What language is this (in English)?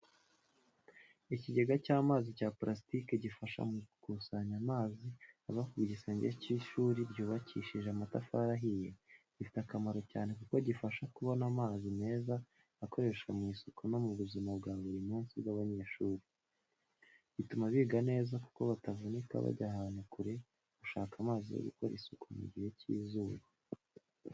Kinyarwanda